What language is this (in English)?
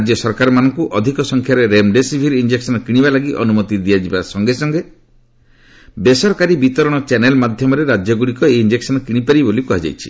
Odia